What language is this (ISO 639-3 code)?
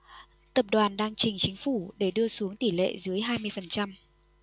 vie